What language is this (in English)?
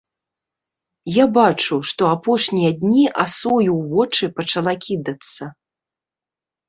Belarusian